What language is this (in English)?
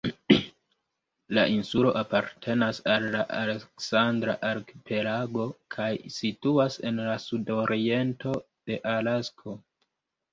Esperanto